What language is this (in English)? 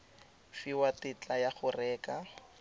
Tswana